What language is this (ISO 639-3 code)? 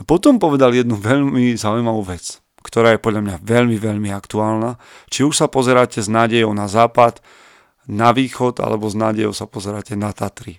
slk